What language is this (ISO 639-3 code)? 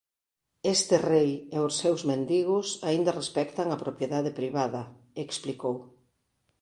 glg